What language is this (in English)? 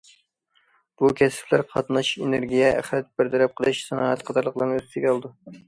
Uyghur